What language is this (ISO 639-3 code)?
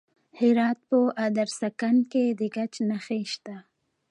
pus